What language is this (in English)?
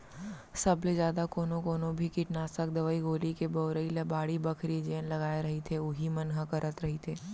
Chhattisgarhi